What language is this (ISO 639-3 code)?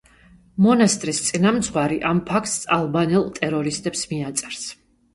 kat